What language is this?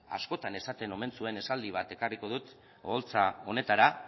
Basque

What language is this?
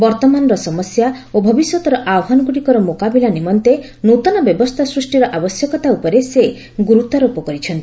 Odia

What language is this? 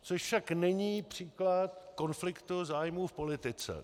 Czech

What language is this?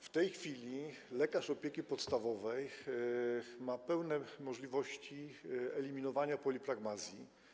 Polish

